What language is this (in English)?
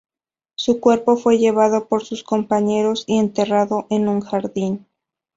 Spanish